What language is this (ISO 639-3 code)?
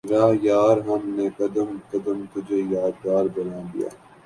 urd